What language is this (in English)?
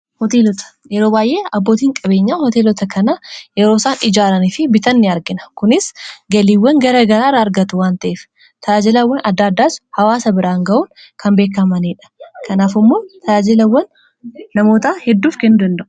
Oromo